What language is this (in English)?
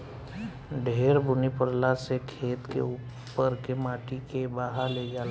Bhojpuri